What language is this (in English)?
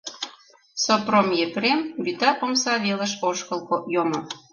Mari